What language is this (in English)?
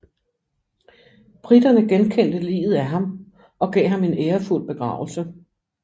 Danish